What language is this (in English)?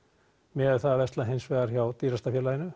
Icelandic